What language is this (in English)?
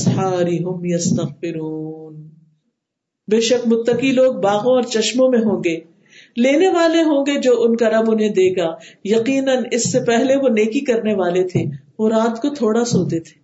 Urdu